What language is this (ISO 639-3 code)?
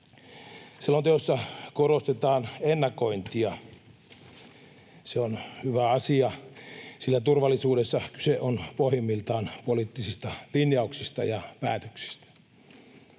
fin